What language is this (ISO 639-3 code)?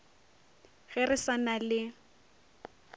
nso